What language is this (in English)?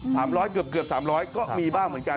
Thai